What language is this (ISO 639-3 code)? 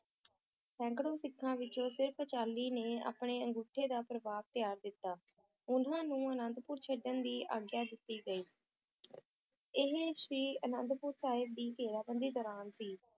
pan